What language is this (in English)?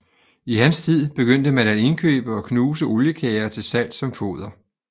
Danish